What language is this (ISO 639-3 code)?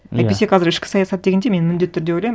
kaz